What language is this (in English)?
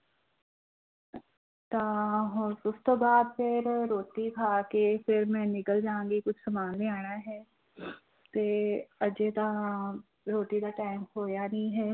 Punjabi